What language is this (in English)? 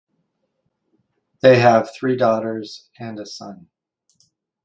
English